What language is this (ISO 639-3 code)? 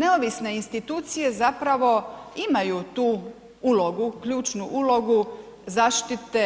hrv